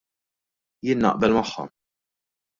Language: Maltese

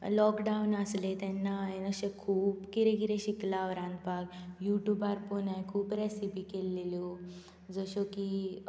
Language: Konkani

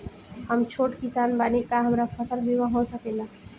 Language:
Bhojpuri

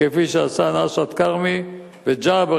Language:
Hebrew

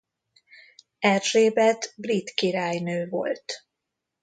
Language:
Hungarian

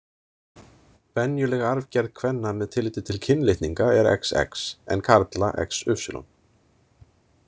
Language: Icelandic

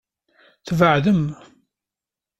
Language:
Kabyle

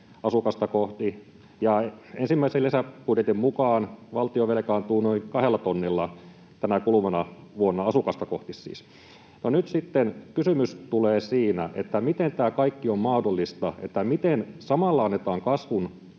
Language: Finnish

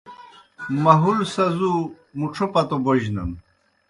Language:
Kohistani Shina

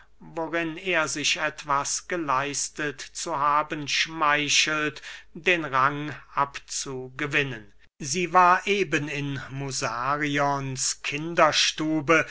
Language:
German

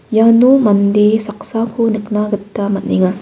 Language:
Garo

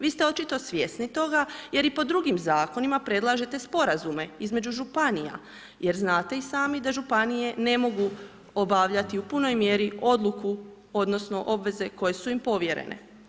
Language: Croatian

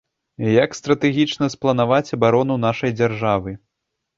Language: Belarusian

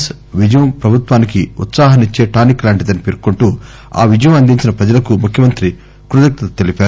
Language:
Telugu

